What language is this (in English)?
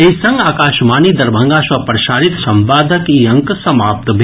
Maithili